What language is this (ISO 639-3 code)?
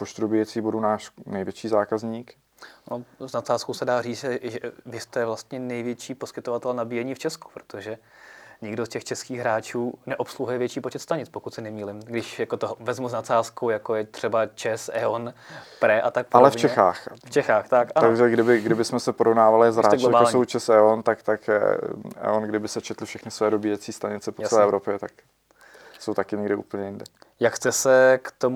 ces